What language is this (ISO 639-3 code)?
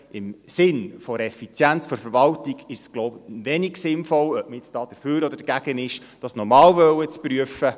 gsw